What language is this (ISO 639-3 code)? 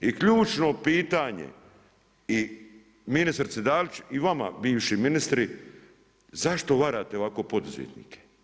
hrv